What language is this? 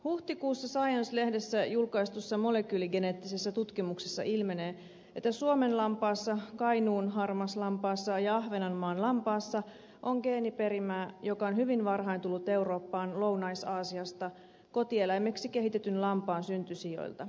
Finnish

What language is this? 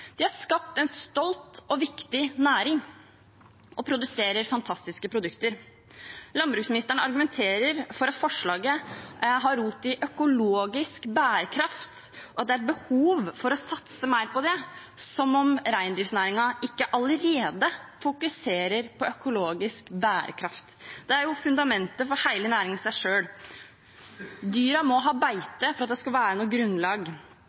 Norwegian Bokmål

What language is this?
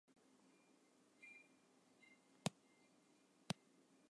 Western Frisian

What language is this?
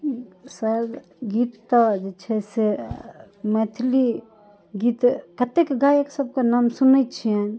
Maithili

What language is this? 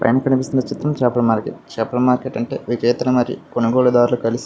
Telugu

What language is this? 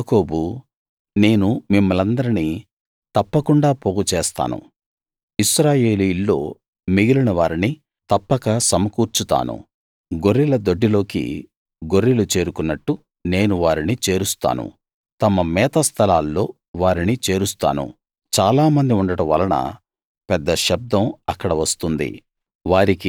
Telugu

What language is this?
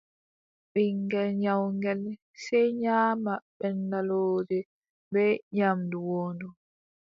Adamawa Fulfulde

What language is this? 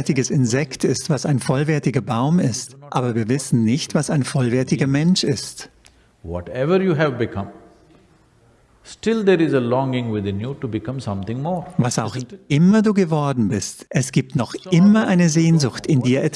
German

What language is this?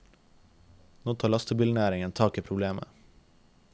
Norwegian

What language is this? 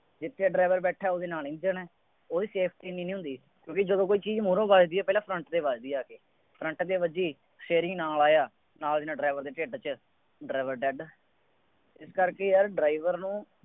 Punjabi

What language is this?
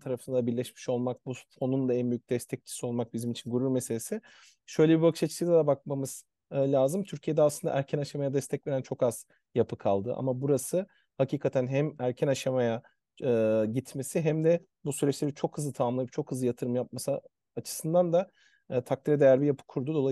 Turkish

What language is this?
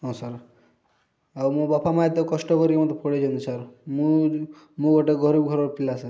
Odia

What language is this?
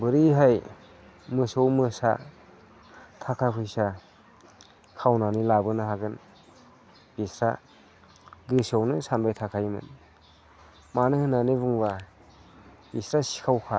Bodo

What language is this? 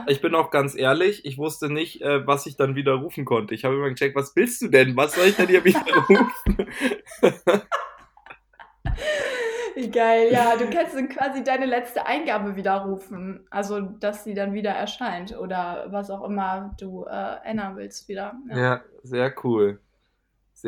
German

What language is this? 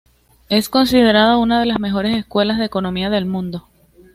Spanish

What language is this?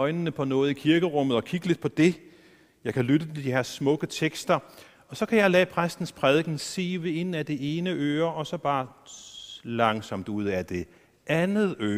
Danish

